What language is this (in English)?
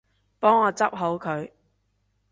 Cantonese